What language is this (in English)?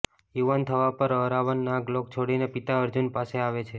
Gujarati